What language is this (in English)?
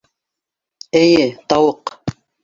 Bashkir